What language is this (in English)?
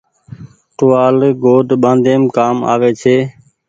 Goaria